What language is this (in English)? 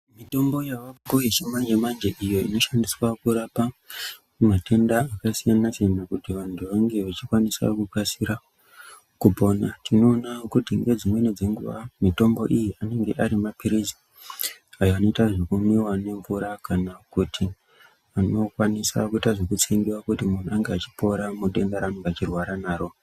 Ndau